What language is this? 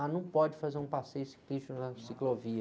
Portuguese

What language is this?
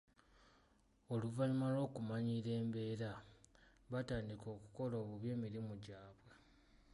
Ganda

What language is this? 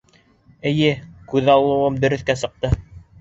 Bashkir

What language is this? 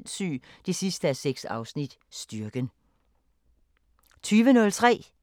Danish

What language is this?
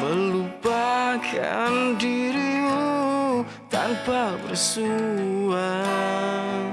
Indonesian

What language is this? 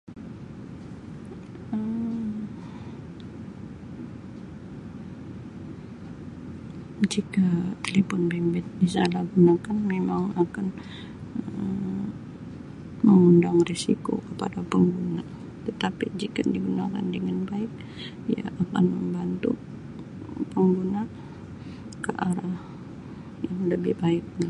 Sabah Malay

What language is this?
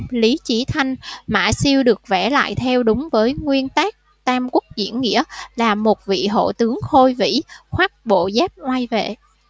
Vietnamese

